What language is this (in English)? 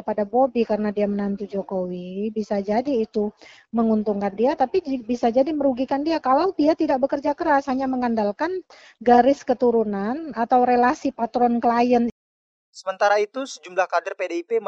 Indonesian